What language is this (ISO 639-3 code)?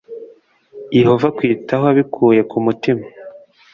kin